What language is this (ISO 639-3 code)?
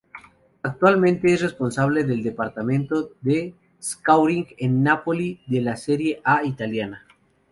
spa